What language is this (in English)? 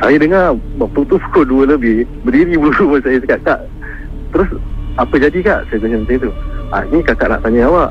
Malay